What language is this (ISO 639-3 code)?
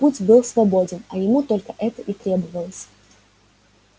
rus